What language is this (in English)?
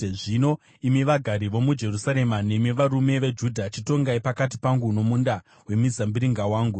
Shona